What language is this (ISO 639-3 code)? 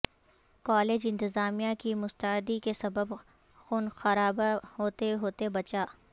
urd